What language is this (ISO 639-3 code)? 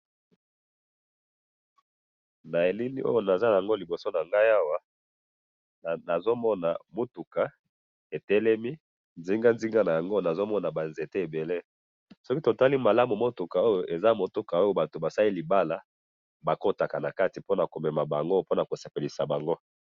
lin